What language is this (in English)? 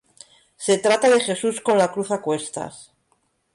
Spanish